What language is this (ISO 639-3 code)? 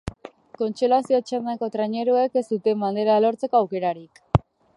eus